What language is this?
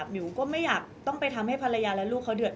Thai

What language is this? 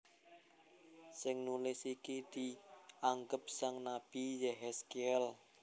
Javanese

